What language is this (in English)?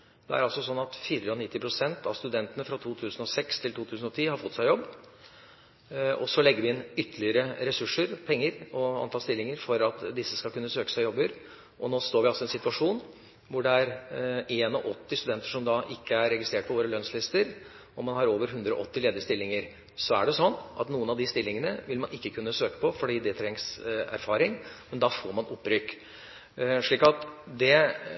Norwegian Bokmål